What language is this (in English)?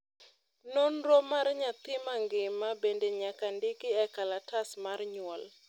Luo (Kenya and Tanzania)